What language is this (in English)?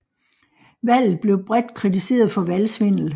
Danish